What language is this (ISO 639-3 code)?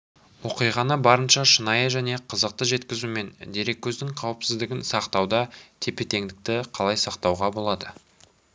kaz